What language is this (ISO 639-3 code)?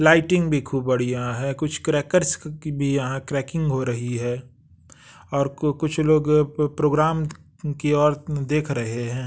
hin